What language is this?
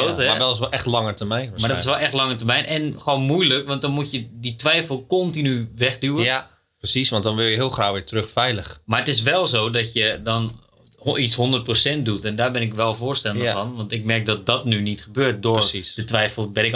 Dutch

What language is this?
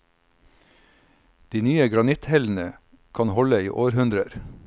Norwegian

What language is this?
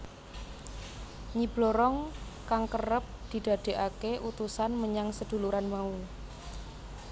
Javanese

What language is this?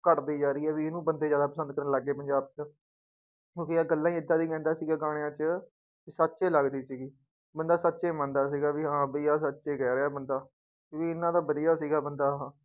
Punjabi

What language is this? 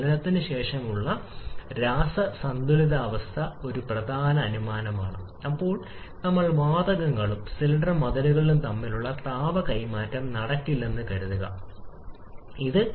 Malayalam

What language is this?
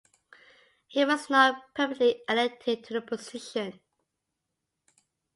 English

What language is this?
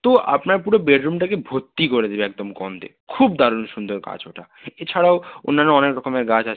Bangla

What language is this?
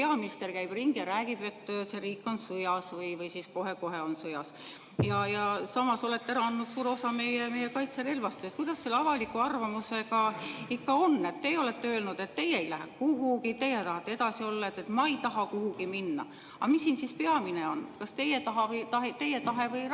Estonian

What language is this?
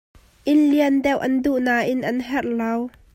Hakha Chin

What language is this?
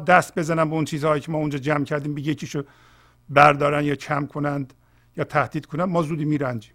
Persian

